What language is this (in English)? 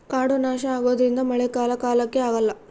Kannada